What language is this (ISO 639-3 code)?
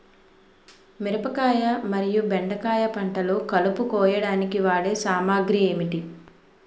tel